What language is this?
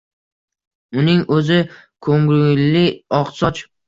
Uzbek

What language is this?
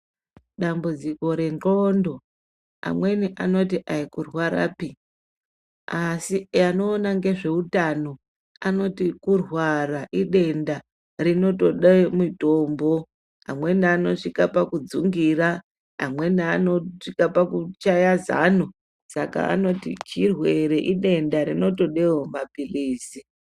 Ndau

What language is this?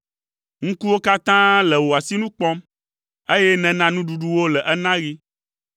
Ewe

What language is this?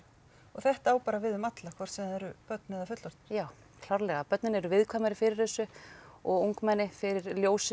Icelandic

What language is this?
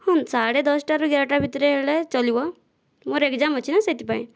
Odia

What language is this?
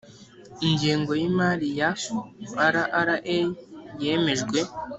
Kinyarwanda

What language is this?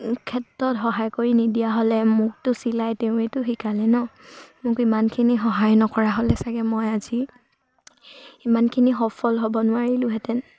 Assamese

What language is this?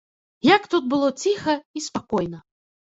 Belarusian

